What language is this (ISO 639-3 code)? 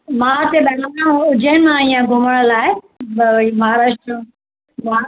snd